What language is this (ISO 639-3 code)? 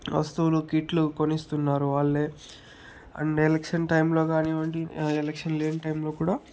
tel